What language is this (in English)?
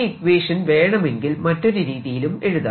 Malayalam